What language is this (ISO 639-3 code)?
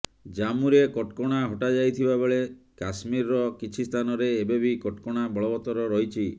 ori